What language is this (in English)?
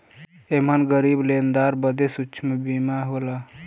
Bhojpuri